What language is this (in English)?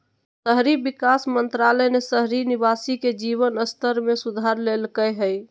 Magahi